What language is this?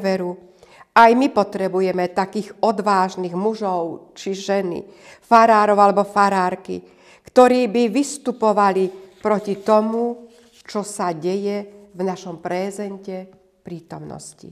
Slovak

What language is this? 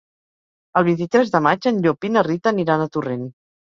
Catalan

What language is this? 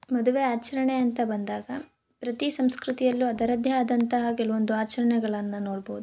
Kannada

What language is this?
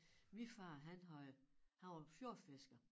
Danish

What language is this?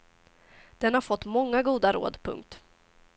Swedish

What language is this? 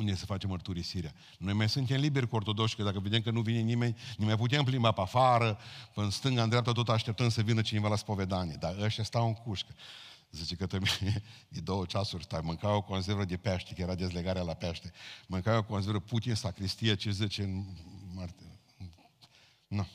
Romanian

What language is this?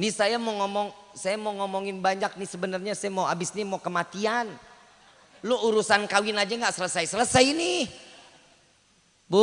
Indonesian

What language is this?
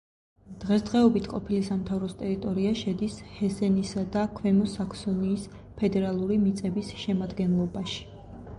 Georgian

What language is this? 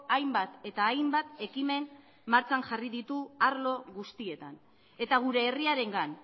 Basque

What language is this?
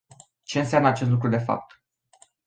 Romanian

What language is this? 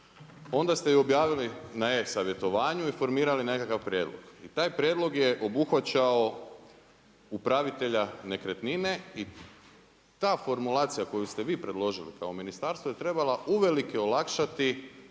Croatian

